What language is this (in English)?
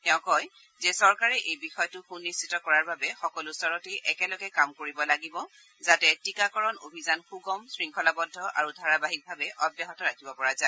Assamese